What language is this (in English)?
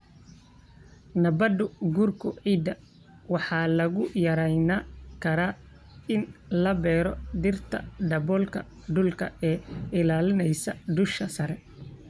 Somali